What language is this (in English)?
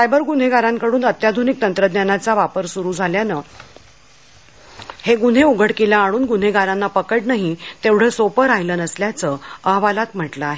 Marathi